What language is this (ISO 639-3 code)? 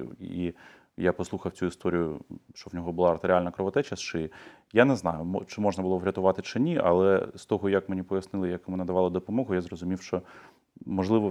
ukr